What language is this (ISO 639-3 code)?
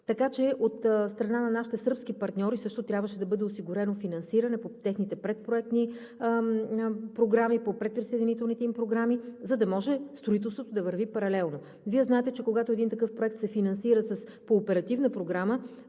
bul